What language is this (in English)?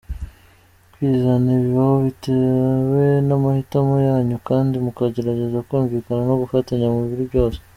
Kinyarwanda